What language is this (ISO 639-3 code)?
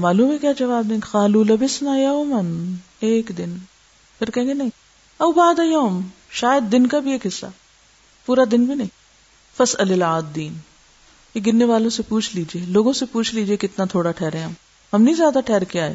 urd